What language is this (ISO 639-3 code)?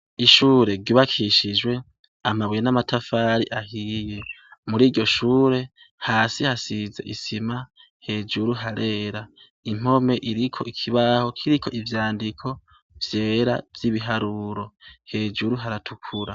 run